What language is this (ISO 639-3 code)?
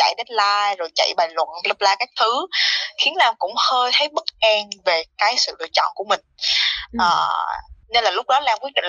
vie